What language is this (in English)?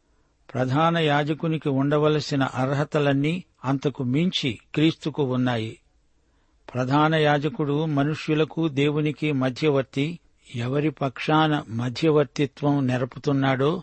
Telugu